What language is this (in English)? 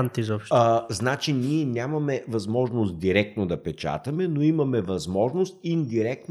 Bulgarian